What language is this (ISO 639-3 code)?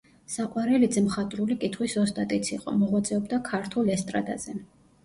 kat